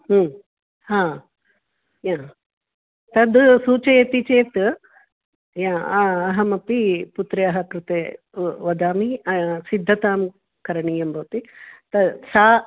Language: Sanskrit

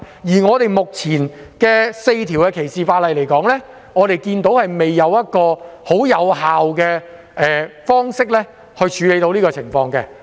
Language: Cantonese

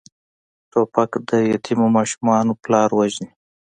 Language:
Pashto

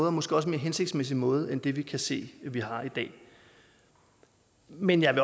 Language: Danish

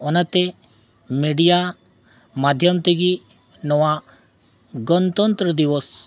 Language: Santali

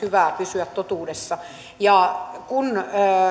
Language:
Finnish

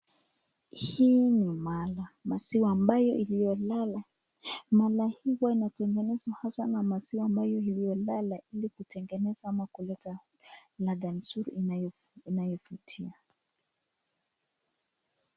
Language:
Swahili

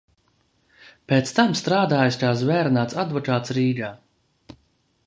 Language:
Latvian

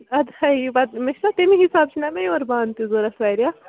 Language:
Kashmiri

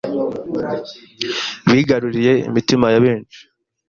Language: Kinyarwanda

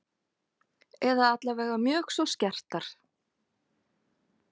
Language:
Icelandic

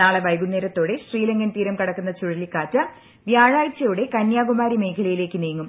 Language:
Malayalam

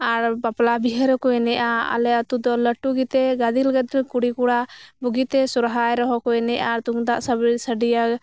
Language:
Santali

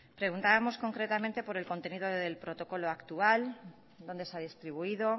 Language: Spanish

